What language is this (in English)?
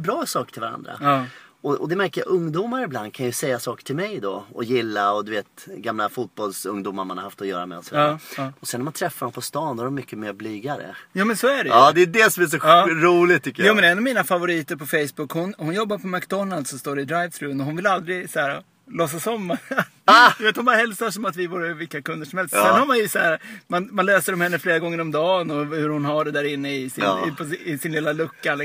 Swedish